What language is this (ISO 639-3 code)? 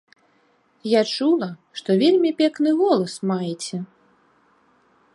bel